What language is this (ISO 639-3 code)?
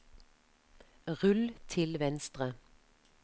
nor